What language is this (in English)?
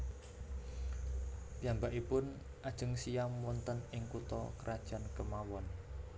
Javanese